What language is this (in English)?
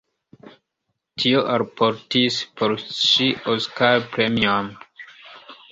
Esperanto